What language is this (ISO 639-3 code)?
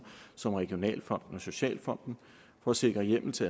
dan